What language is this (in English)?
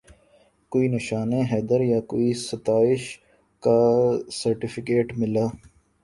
Urdu